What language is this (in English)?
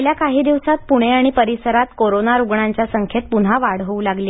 Marathi